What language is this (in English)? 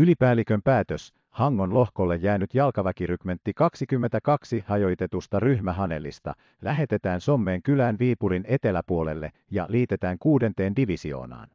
Finnish